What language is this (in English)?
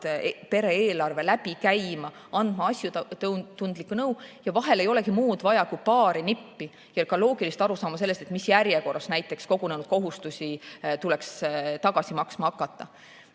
Estonian